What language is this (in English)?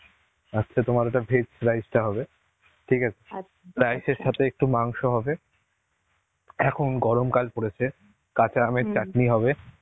Bangla